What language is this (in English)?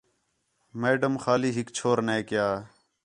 Khetrani